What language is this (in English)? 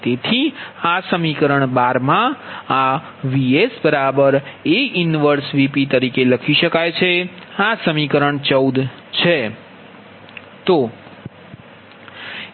Gujarati